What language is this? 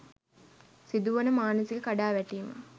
Sinhala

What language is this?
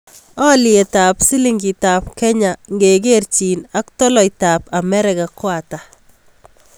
Kalenjin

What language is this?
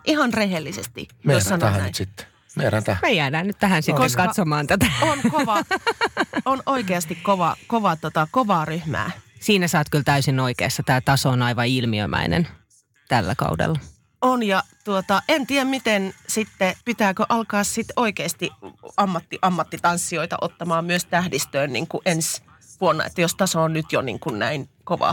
Finnish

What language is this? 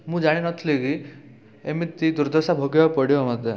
Odia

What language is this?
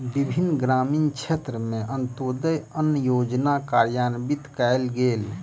Maithili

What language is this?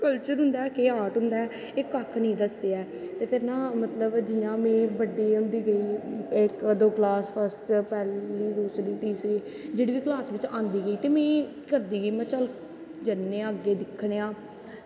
Dogri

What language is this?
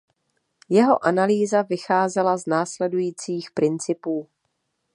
Czech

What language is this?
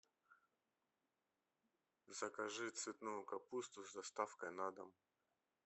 Russian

